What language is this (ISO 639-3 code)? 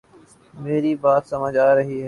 urd